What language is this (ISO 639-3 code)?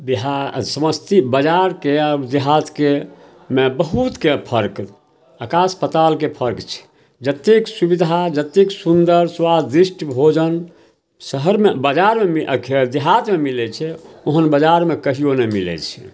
mai